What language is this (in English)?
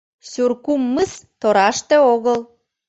Mari